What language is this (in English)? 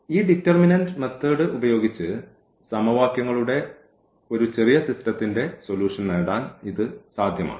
Malayalam